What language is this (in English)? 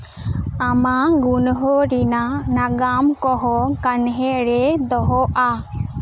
Santali